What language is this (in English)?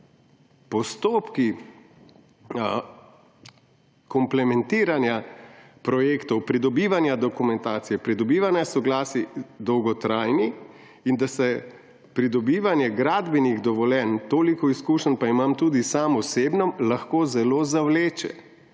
Slovenian